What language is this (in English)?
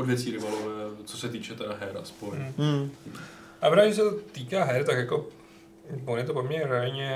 Czech